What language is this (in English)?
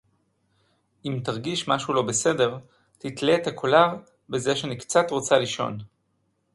Hebrew